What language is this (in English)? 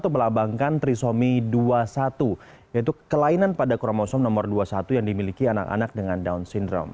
Indonesian